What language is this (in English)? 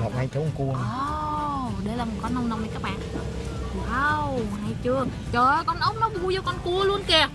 Vietnamese